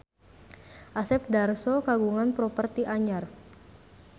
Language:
Sundanese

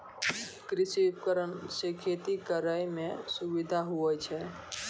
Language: Maithili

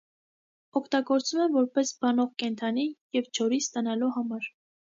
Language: Armenian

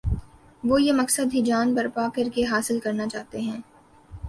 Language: Urdu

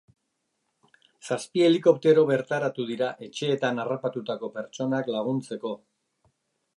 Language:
Basque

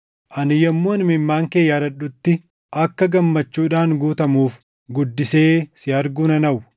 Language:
Oromo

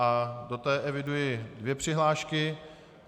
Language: Czech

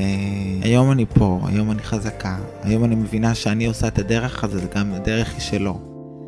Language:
Hebrew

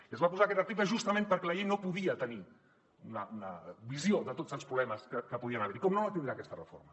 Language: Catalan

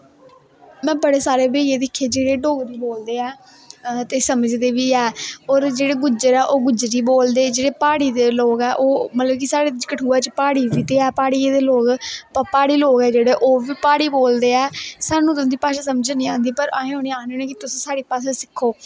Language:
Dogri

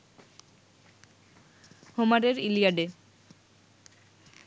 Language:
Bangla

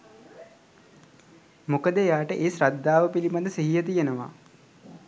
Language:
Sinhala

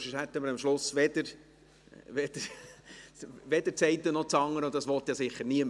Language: Swiss German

